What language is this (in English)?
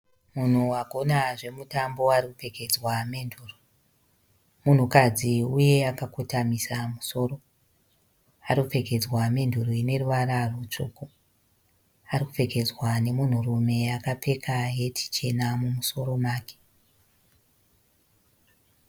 Shona